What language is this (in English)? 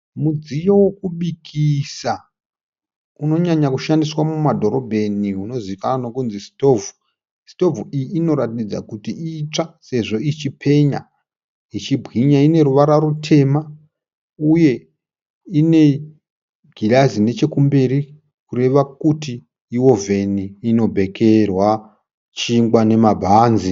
Shona